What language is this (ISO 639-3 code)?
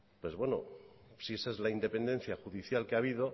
spa